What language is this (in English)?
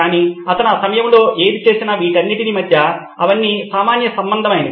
Telugu